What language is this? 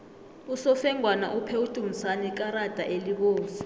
South Ndebele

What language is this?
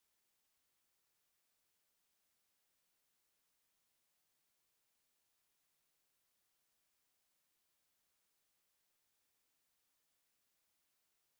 Italian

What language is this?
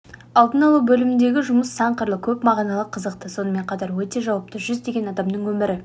Kazakh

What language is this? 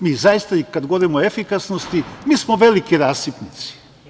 Serbian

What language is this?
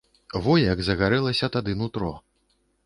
Belarusian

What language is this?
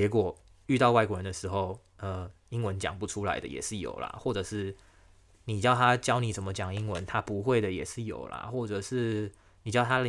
Chinese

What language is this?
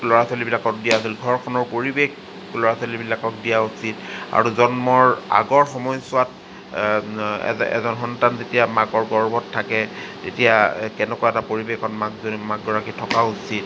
Assamese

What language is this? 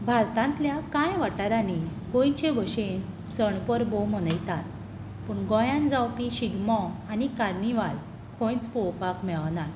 Konkani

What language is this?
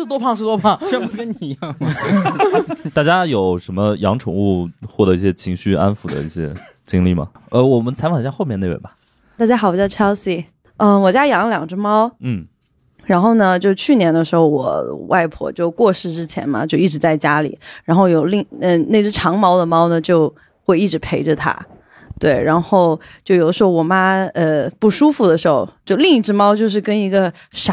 Chinese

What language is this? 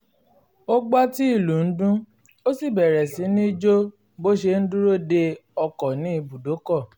Yoruba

